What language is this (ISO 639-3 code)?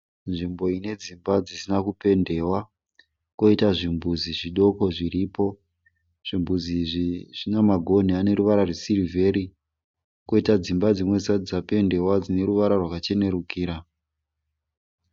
sna